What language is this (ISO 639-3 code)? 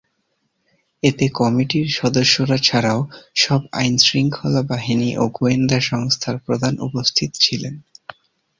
ben